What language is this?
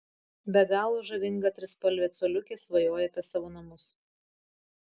Lithuanian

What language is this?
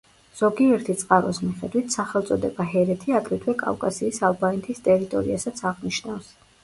Georgian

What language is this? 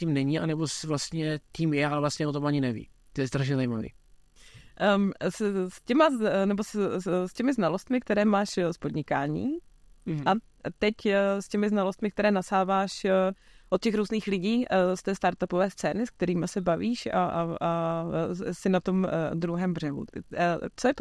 Czech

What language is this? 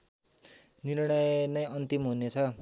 Nepali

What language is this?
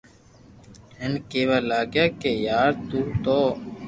Loarki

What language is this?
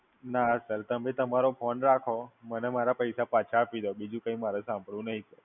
Gujarati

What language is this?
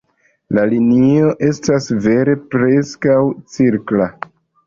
Esperanto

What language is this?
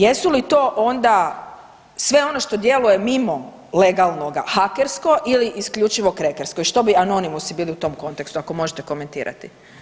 Croatian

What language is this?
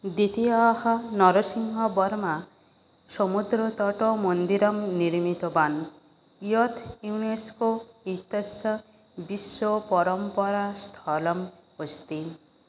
Sanskrit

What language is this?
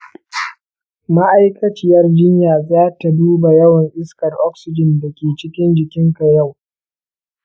Hausa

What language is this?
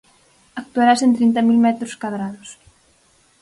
Galician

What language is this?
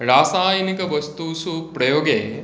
Sanskrit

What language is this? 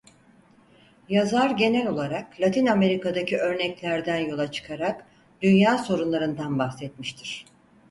Turkish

